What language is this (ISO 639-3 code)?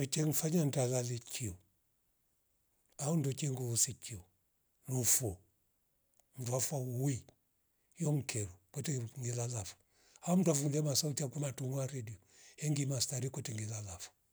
rof